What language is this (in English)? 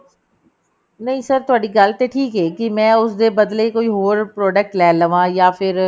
Punjabi